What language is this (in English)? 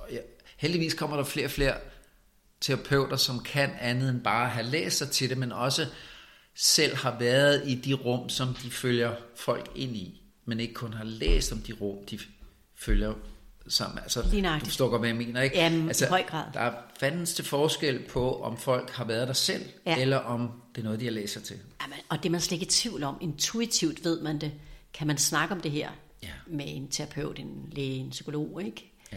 Danish